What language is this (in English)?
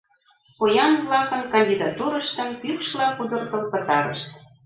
Mari